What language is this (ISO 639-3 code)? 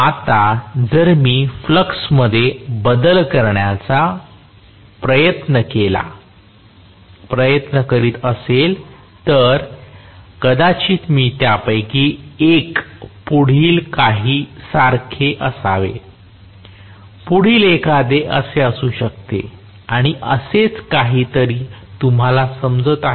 mar